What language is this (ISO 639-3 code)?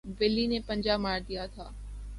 urd